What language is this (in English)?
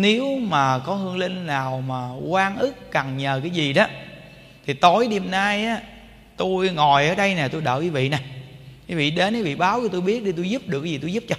Vietnamese